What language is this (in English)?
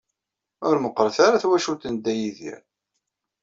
Kabyle